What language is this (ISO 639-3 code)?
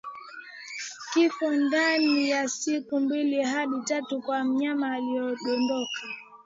swa